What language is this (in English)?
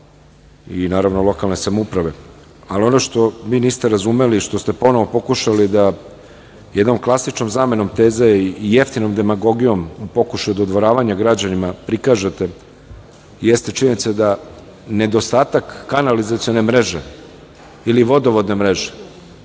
Serbian